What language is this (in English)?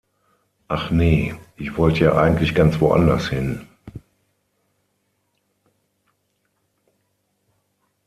German